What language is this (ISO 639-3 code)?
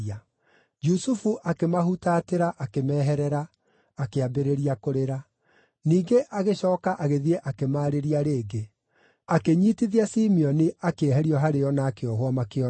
kik